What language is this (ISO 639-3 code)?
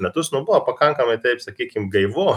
lit